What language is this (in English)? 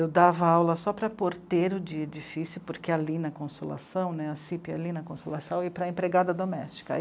Portuguese